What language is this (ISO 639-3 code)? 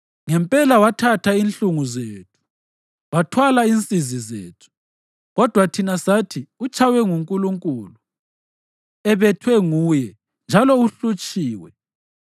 nde